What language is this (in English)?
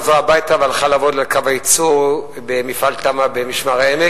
Hebrew